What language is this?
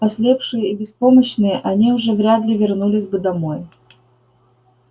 Russian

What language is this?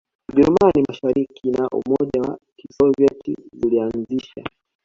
Swahili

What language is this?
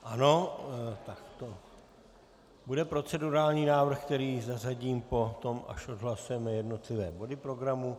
Czech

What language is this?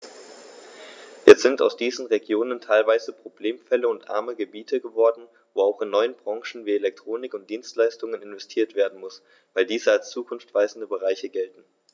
German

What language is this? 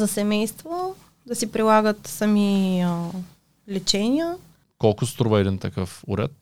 Bulgarian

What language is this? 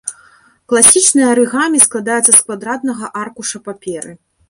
Belarusian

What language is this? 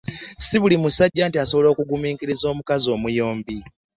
Ganda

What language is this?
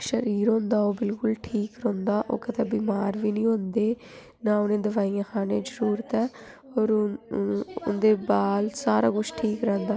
Dogri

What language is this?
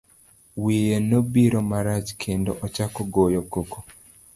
Luo (Kenya and Tanzania)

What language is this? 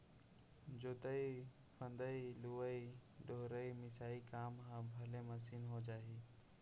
Chhattisgarhi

